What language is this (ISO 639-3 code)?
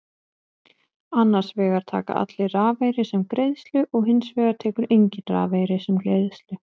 isl